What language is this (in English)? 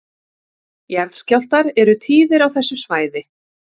Icelandic